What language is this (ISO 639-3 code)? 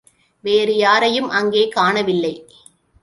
tam